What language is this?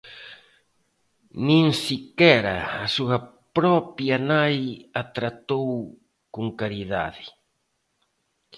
Galician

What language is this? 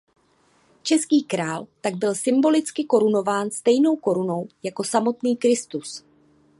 Czech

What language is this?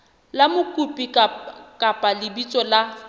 Southern Sotho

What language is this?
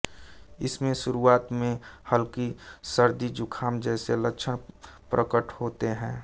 Hindi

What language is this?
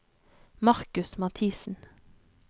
Norwegian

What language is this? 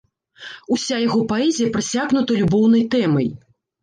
Belarusian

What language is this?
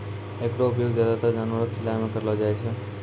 Maithili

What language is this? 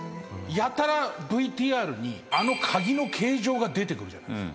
Japanese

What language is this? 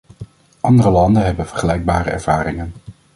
Dutch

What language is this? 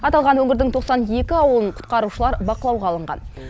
Kazakh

